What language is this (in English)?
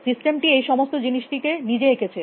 Bangla